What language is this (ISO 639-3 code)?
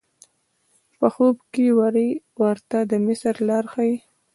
pus